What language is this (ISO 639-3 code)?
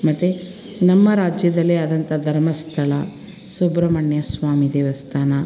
kan